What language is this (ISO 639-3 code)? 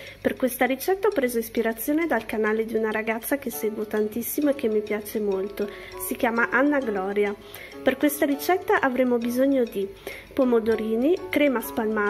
ita